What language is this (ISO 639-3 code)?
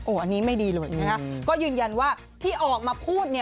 tha